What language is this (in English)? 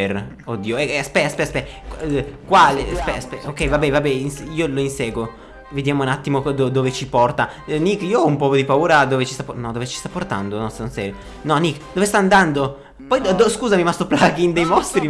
Italian